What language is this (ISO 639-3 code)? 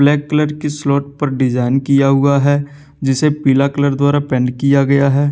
hin